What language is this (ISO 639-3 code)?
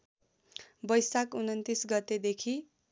nep